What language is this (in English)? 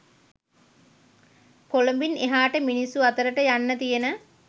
Sinhala